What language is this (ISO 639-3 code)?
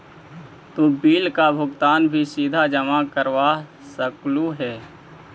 mag